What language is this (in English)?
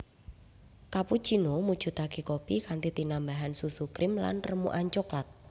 Javanese